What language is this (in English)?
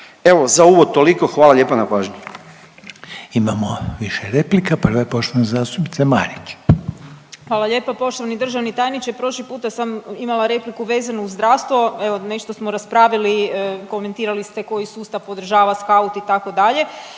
Croatian